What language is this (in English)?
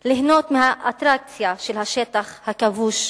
Hebrew